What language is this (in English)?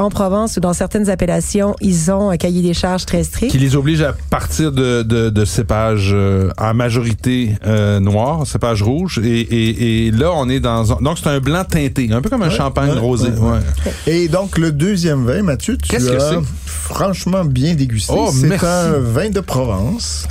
French